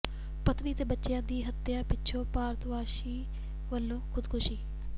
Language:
Punjabi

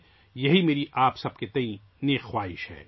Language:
Urdu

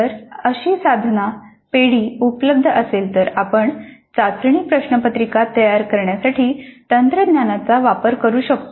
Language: Marathi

